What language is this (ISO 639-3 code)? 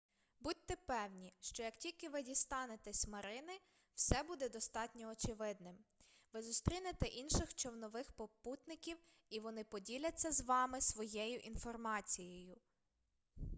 ukr